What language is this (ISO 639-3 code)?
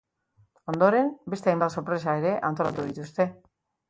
eus